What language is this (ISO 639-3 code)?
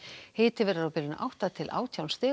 isl